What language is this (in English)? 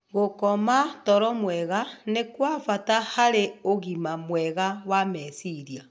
Kikuyu